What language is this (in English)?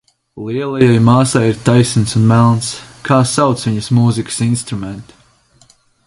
Latvian